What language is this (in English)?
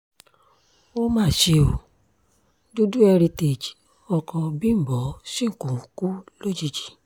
Yoruba